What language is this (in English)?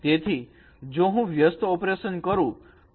Gujarati